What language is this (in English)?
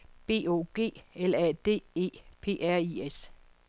Danish